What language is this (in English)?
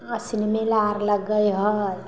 Maithili